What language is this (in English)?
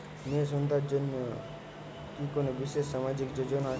Bangla